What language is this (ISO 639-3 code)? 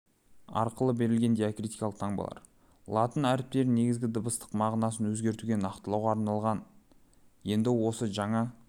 kaz